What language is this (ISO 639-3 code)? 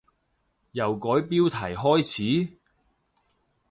yue